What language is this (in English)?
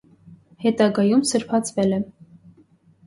Armenian